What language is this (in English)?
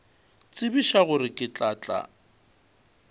Northern Sotho